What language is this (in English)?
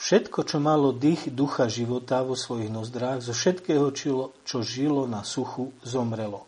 Slovak